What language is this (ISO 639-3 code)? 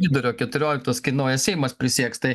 lit